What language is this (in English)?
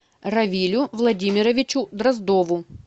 Russian